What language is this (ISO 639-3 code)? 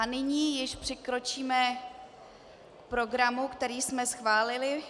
ces